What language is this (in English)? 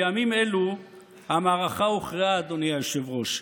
Hebrew